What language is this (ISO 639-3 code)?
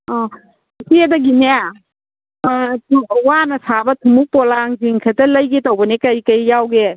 mni